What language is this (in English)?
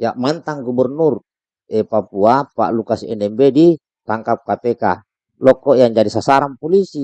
Indonesian